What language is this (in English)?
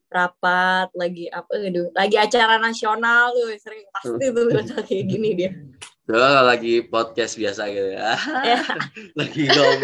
Indonesian